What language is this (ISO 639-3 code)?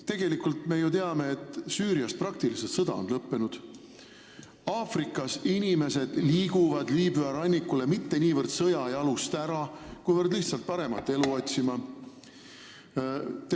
est